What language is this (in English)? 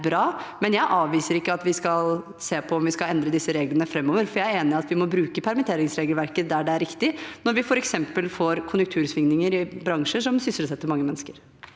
Norwegian